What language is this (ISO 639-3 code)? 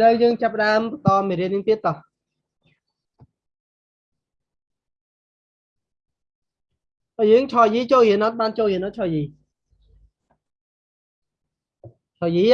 vie